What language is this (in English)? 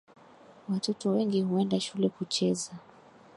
Swahili